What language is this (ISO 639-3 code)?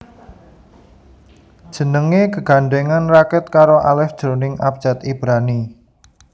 jav